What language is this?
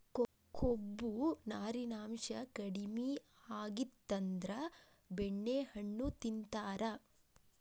Kannada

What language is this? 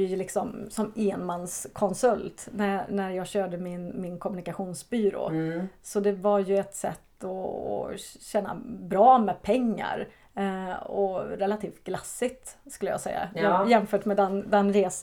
Swedish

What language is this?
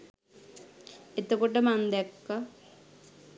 Sinhala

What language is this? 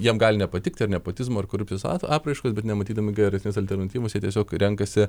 Lithuanian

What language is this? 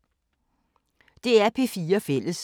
Danish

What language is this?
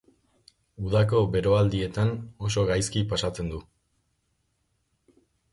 Basque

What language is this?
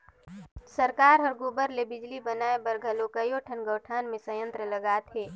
Chhattisgarhi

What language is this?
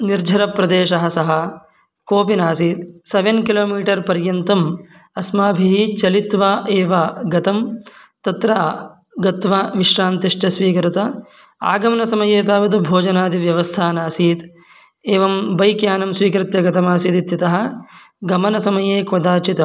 Sanskrit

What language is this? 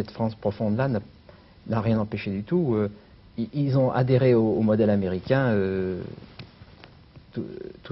French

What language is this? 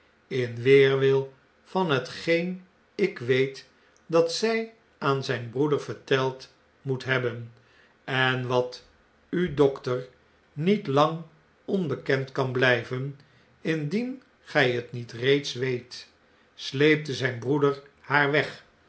Dutch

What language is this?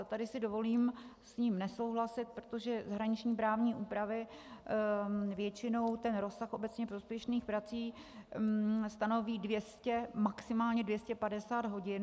Czech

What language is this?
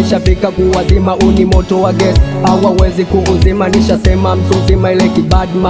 French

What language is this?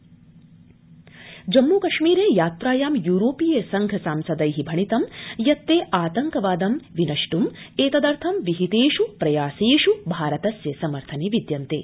Sanskrit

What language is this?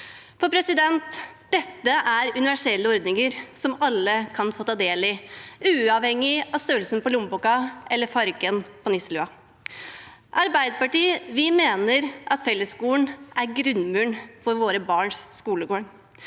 Norwegian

